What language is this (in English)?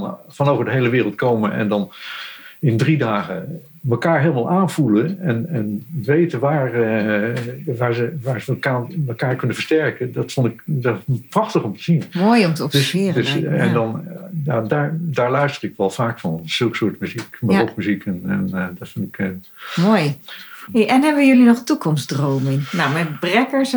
Dutch